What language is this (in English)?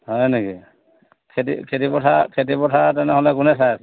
Assamese